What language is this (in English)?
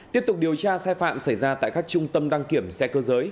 Vietnamese